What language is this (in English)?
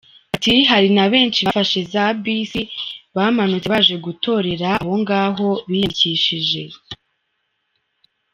Kinyarwanda